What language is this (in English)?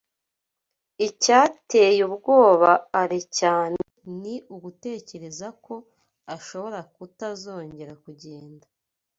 Kinyarwanda